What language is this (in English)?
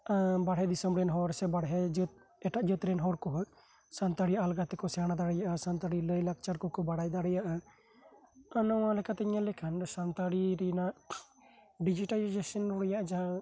Santali